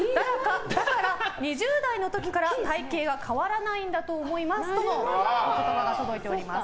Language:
Japanese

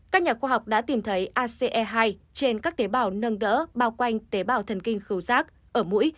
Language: Vietnamese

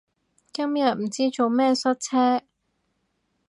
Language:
Cantonese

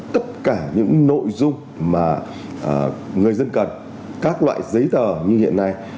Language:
Vietnamese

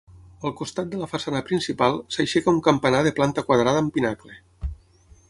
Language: Catalan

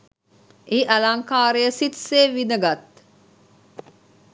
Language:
Sinhala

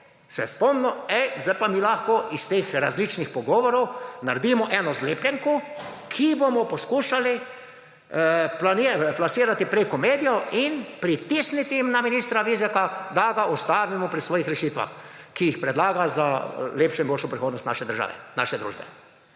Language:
Slovenian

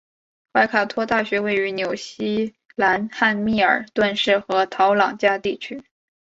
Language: Chinese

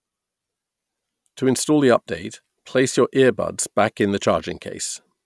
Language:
English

